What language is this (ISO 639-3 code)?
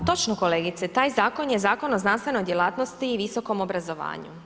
hrv